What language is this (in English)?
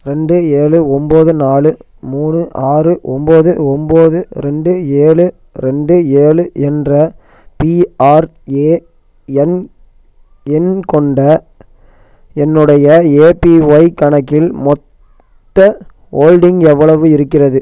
Tamil